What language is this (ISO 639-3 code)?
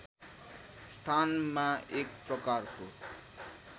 nep